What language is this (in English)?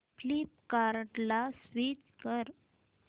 Marathi